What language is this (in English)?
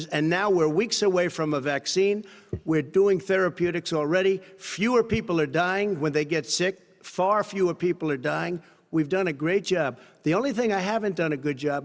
Indonesian